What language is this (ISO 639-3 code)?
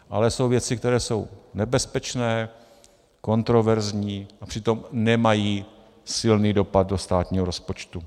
ces